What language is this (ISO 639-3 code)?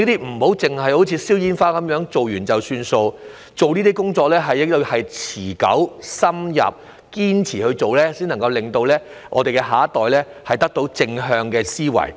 yue